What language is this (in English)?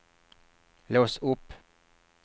Swedish